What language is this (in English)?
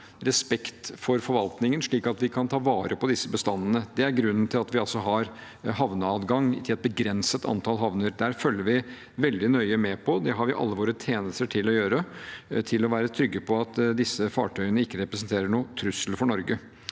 Norwegian